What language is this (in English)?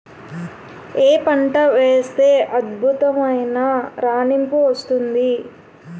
Telugu